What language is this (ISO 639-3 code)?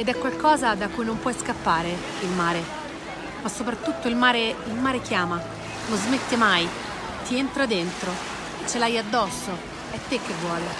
ita